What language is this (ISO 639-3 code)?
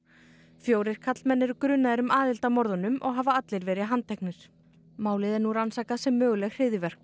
isl